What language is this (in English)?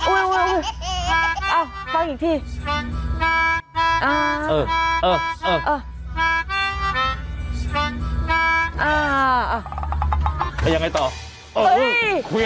Thai